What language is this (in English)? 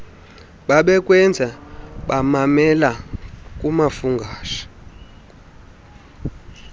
Xhosa